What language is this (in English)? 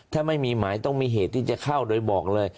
Thai